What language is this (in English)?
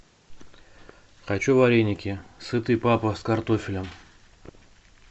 Russian